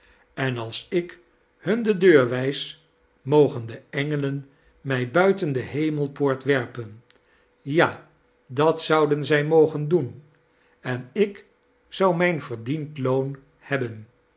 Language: Dutch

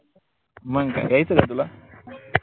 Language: Marathi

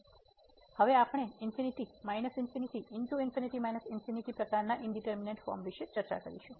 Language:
Gujarati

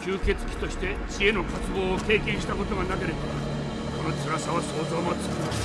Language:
Japanese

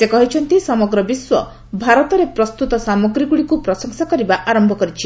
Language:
Odia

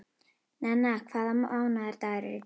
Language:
Icelandic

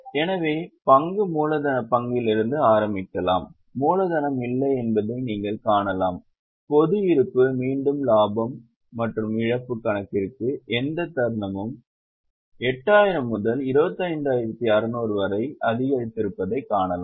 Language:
Tamil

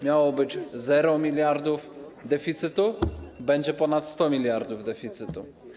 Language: Polish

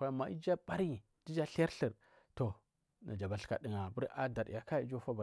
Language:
Marghi South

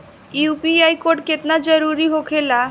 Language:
Bhojpuri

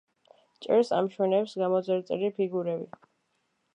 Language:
Georgian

